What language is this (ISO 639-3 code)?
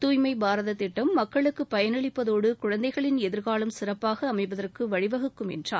tam